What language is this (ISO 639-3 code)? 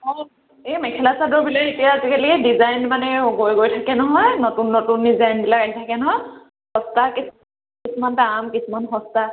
asm